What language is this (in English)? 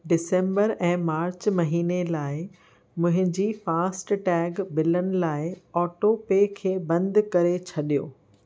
Sindhi